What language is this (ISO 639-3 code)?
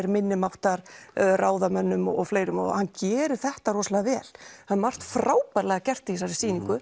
isl